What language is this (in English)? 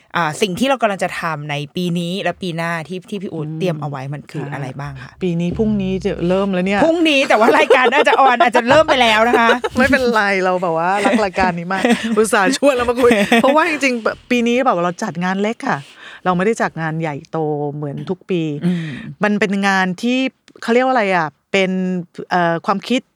Thai